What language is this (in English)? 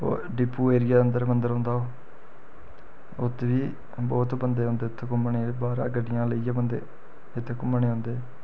Dogri